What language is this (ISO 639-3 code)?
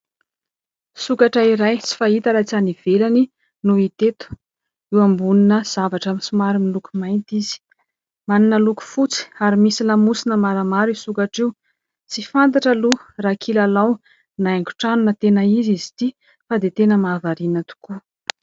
mlg